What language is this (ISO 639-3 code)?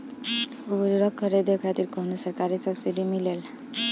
bho